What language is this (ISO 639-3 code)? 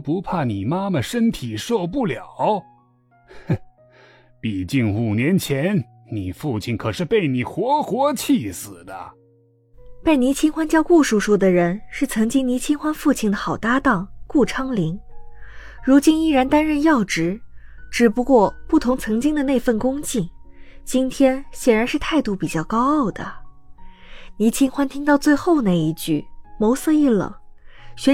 zho